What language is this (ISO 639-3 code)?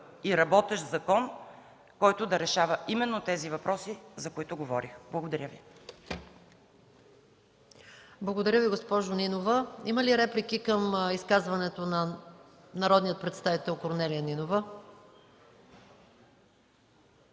bul